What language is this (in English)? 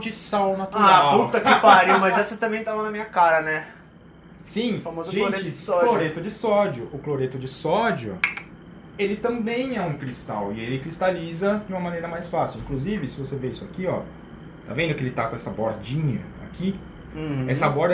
Portuguese